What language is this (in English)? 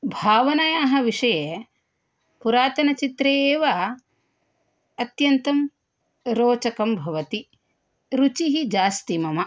Sanskrit